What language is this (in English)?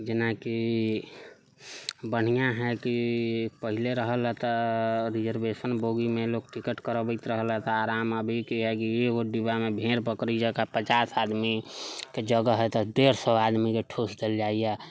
Maithili